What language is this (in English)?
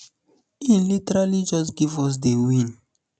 Nigerian Pidgin